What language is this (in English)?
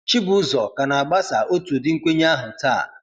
Igbo